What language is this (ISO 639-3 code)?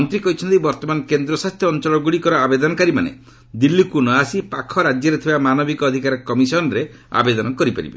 ori